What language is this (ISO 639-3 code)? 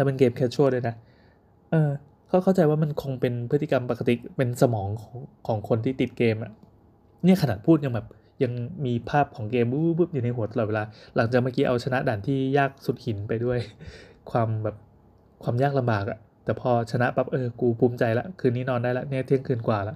tha